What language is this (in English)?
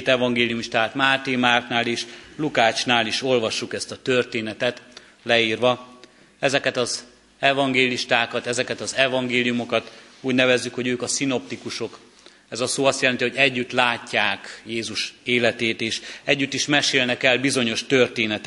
Hungarian